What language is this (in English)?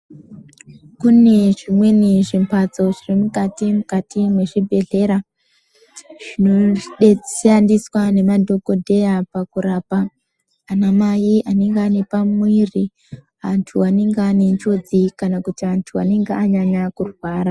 Ndau